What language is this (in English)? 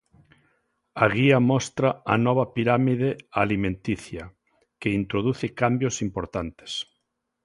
Galician